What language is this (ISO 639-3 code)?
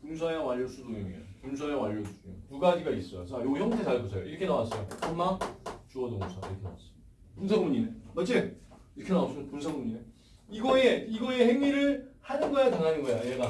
kor